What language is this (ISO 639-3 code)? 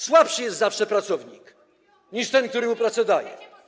pol